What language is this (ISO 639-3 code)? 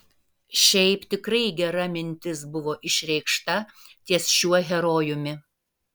lit